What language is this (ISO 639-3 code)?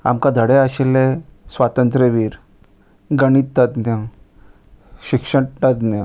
kok